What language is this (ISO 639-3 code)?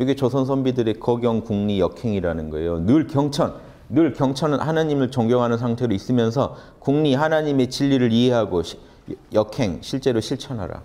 kor